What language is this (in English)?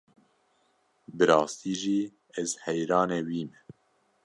Kurdish